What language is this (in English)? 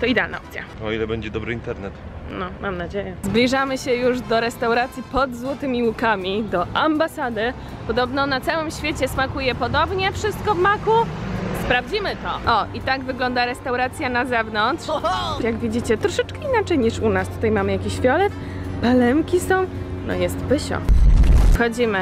Polish